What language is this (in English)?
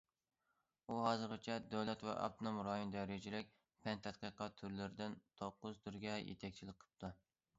Uyghur